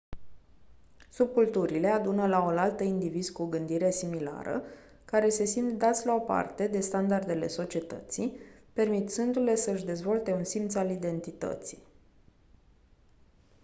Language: Romanian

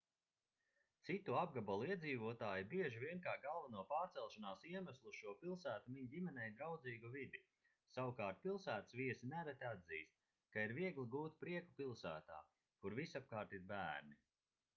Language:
Latvian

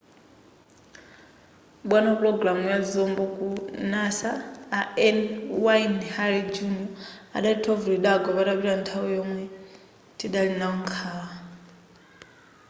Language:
Nyanja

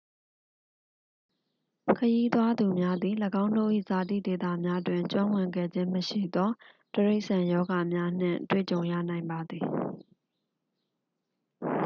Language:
Burmese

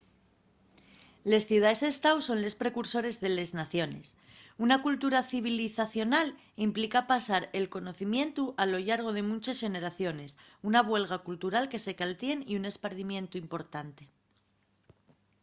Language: Asturian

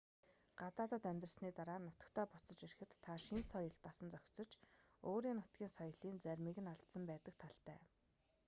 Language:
Mongolian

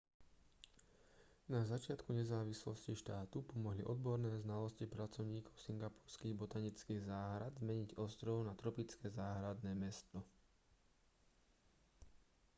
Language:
Slovak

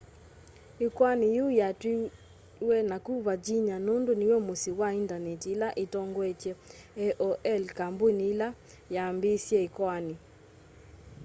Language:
Kamba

